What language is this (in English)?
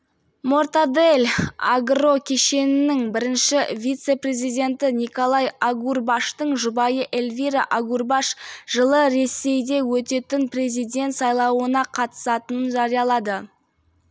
Kazakh